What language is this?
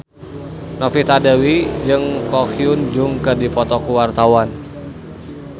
Sundanese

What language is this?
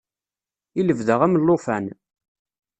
Kabyle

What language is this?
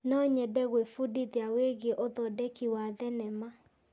Kikuyu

